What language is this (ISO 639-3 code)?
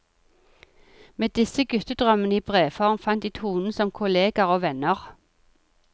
nor